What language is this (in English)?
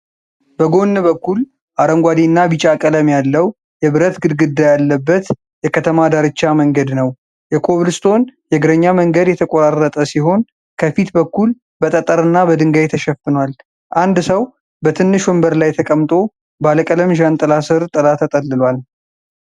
Amharic